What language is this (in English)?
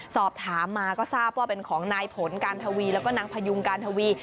Thai